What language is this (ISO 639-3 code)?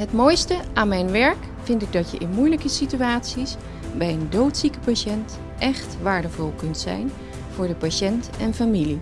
nld